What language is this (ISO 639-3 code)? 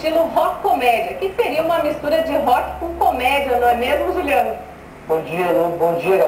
por